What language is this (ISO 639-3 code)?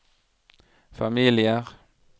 nor